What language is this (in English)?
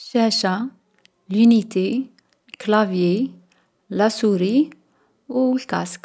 Algerian Arabic